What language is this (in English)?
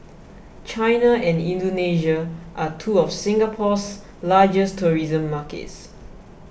English